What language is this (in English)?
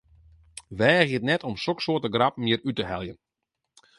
Western Frisian